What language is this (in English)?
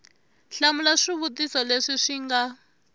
Tsonga